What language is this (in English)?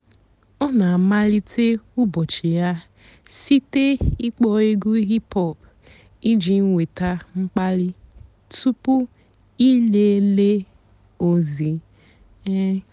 Igbo